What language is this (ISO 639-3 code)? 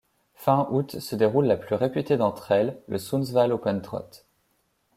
fra